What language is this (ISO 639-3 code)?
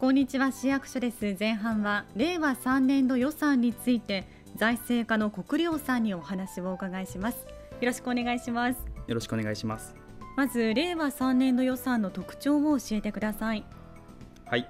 jpn